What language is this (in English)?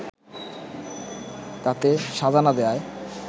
Bangla